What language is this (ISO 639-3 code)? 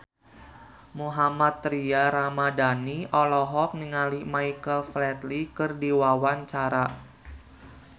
sun